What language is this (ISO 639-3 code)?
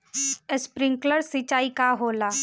bho